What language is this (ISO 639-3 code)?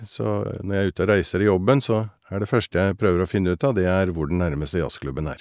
nor